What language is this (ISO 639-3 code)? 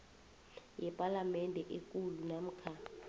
nbl